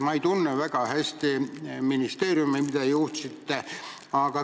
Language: Estonian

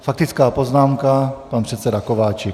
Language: Czech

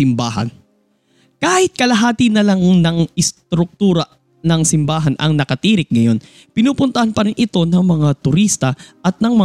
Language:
Filipino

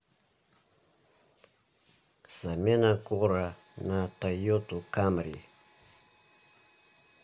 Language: Russian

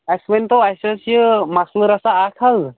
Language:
Kashmiri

